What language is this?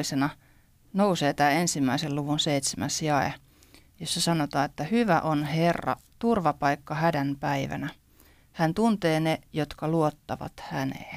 Finnish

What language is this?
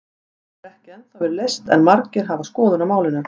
Icelandic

